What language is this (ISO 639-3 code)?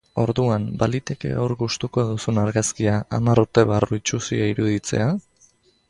eus